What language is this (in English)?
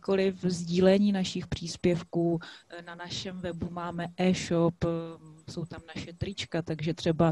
Czech